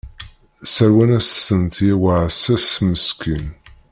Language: Kabyle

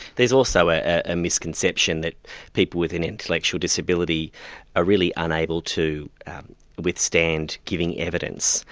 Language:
English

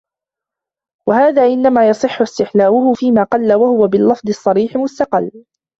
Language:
Arabic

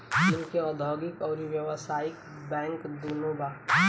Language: Bhojpuri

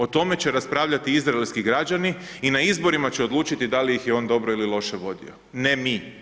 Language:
Croatian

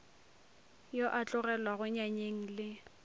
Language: Northern Sotho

